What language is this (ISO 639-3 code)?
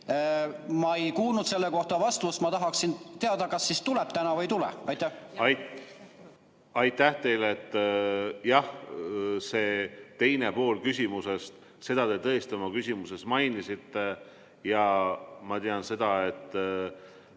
est